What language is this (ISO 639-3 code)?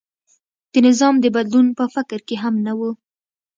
pus